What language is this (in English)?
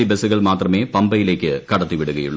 Malayalam